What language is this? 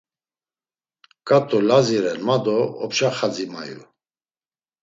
Laz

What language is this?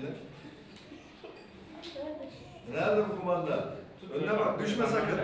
Turkish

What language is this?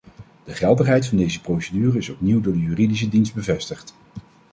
Dutch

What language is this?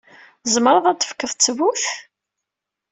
Kabyle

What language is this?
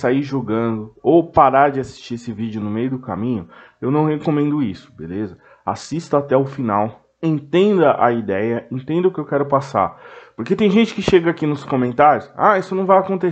Portuguese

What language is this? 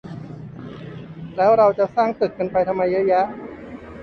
Thai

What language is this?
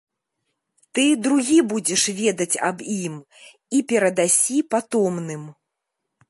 Belarusian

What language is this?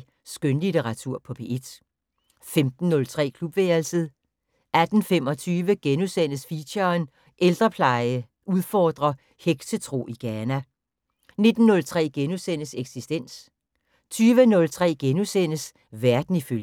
Danish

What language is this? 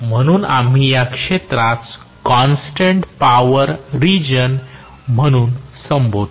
Marathi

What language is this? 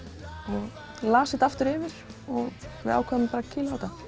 Icelandic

